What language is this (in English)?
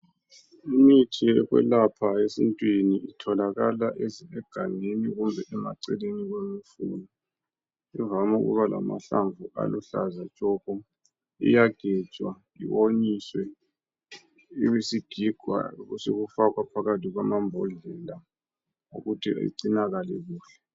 North Ndebele